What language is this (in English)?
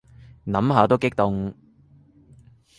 Cantonese